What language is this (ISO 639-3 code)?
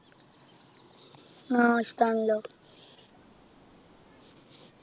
mal